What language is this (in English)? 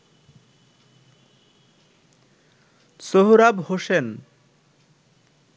Bangla